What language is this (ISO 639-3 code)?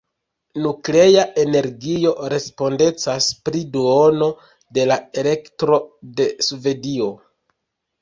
epo